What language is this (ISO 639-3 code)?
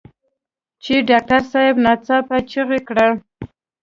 pus